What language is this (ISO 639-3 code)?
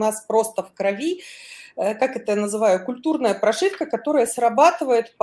rus